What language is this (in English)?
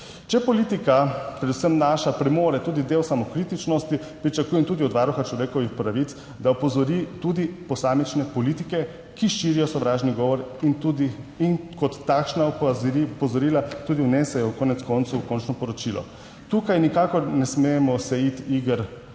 Slovenian